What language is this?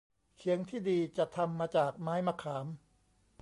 Thai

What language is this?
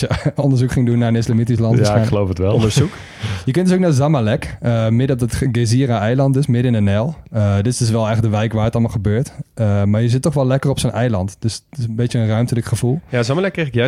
Dutch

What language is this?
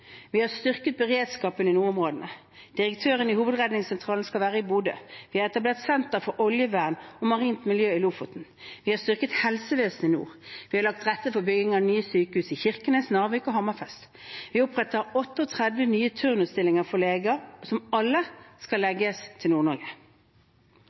Norwegian Bokmål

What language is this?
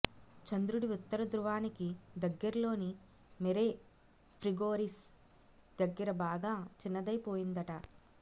Telugu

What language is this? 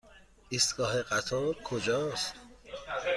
Persian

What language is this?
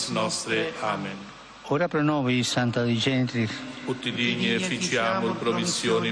Slovak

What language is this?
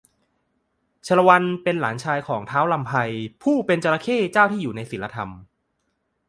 Thai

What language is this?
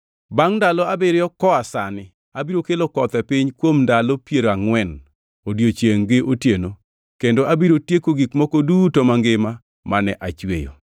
Luo (Kenya and Tanzania)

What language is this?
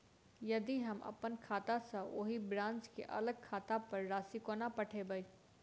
Maithili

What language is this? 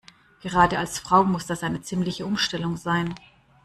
German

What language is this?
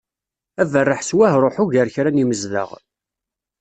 Kabyle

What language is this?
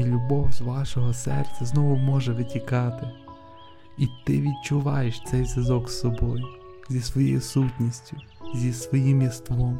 Ukrainian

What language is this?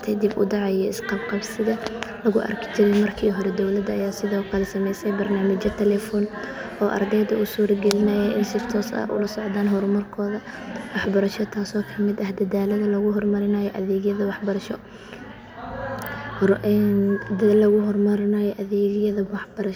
Somali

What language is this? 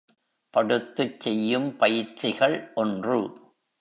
Tamil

